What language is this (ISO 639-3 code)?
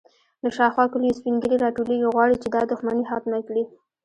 pus